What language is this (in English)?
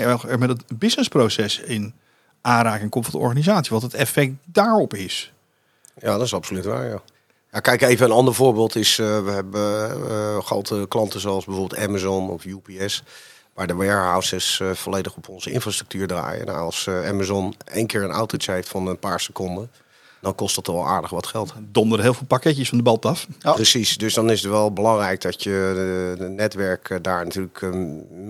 Dutch